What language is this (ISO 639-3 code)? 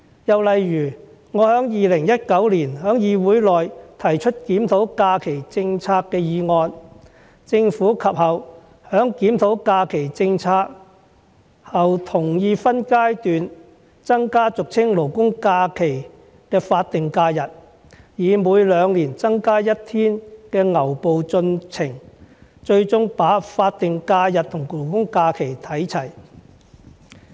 yue